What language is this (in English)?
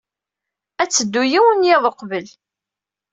Kabyle